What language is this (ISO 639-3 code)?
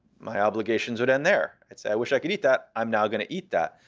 eng